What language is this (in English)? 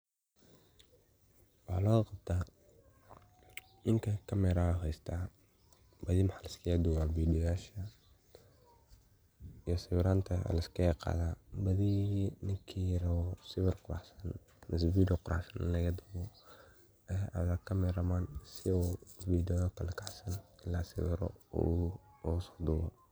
Somali